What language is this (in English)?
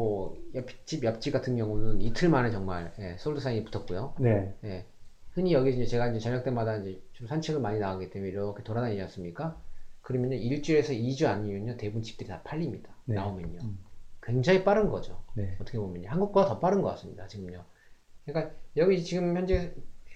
Korean